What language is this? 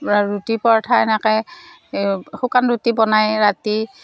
Assamese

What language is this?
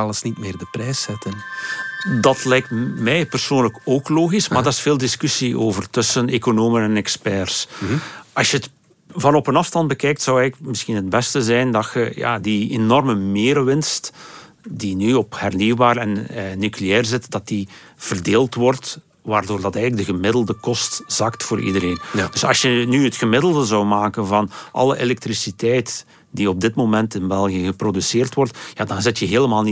Dutch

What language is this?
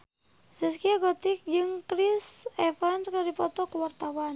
Sundanese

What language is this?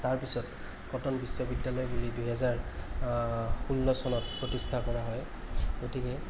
Assamese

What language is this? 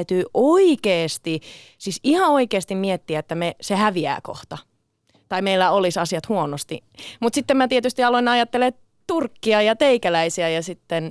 Finnish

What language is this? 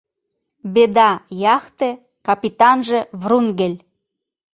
Mari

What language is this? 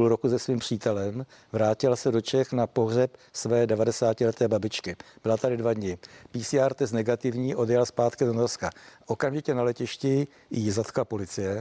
Czech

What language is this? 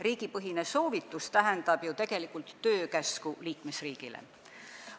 Estonian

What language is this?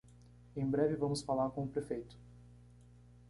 Portuguese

